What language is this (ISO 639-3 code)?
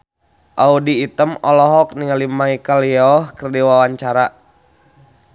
sun